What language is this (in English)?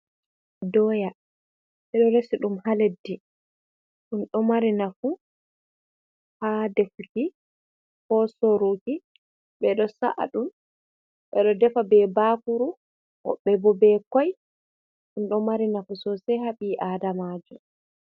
Fula